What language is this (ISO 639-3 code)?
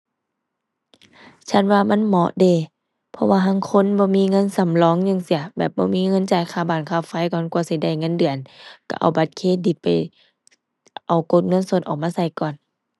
tha